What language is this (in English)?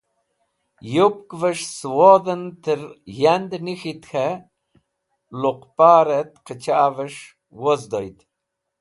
Wakhi